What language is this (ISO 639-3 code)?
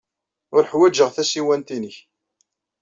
kab